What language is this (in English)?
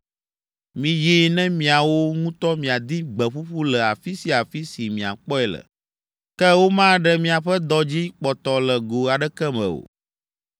Ewe